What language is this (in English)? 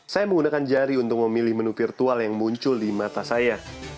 Indonesian